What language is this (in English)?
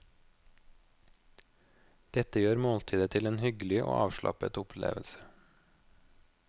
Norwegian